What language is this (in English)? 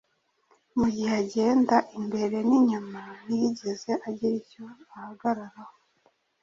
Kinyarwanda